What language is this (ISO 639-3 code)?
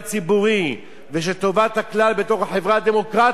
heb